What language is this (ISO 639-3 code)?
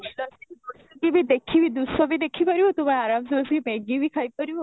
ori